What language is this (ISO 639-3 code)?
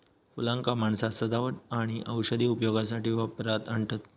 mar